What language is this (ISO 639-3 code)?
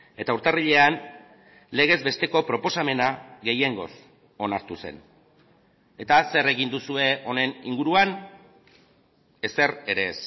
eus